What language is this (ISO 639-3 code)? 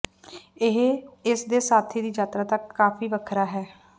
pan